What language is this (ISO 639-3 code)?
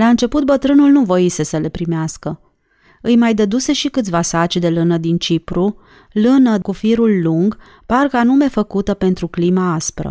ron